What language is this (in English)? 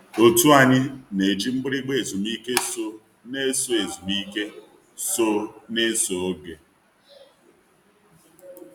Igbo